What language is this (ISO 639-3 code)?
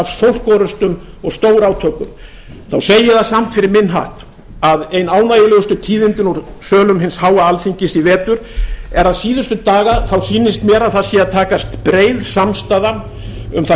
isl